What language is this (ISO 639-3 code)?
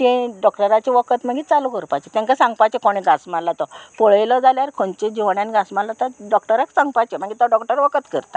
kok